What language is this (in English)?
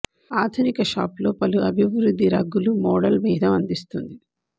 Telugu